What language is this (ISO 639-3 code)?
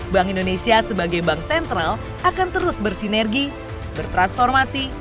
ind